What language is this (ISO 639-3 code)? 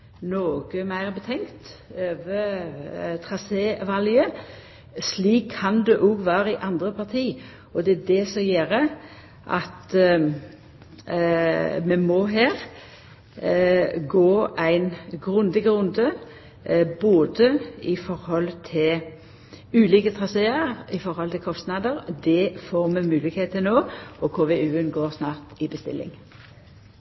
nno